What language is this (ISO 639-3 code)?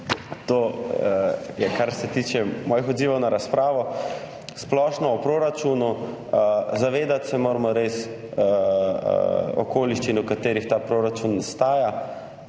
slv